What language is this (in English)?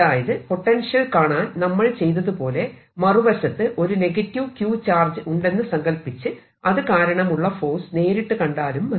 Malayalam